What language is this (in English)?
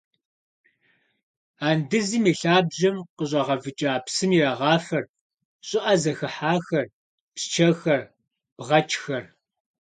Kabardian